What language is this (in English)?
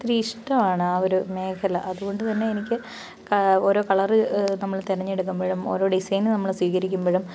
Malayalam